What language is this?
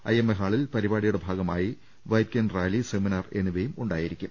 Malayalam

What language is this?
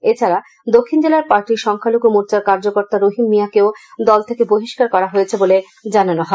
Bangla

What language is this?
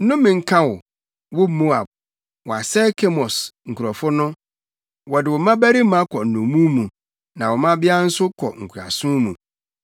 Akan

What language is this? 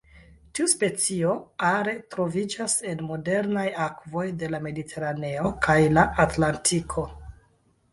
Esperanto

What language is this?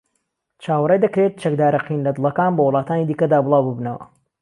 Central Kurdish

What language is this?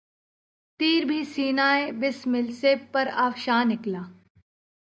Urdu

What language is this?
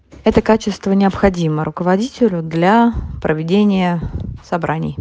Russian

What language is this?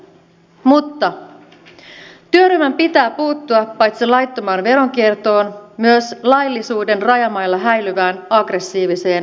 Finnish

